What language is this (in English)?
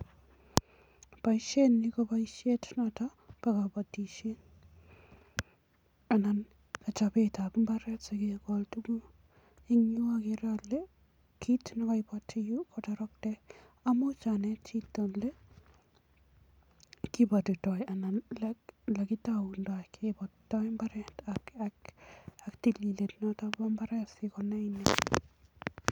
Kalenjin